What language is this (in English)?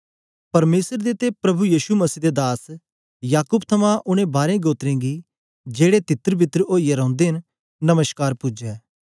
Dogri